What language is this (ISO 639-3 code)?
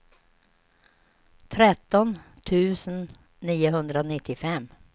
swe